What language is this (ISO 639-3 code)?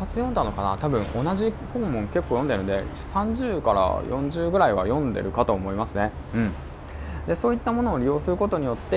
jpn